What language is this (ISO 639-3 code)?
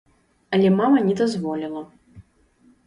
bel